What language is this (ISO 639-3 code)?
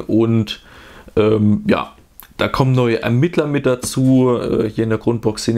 deu